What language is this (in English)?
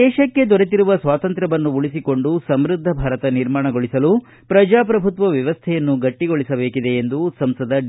Kannada